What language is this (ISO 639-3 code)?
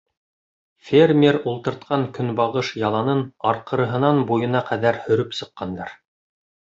bak